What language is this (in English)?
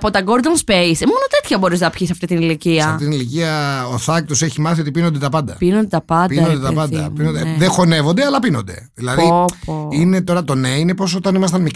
Greek